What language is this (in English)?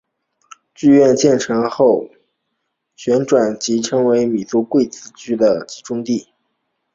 Chinese